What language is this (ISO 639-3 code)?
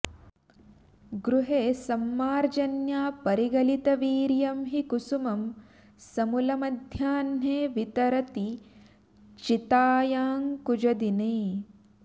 san